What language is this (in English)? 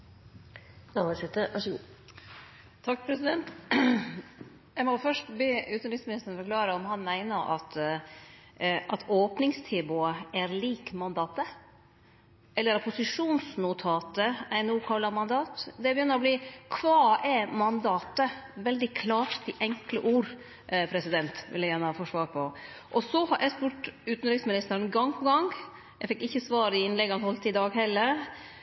Norwegian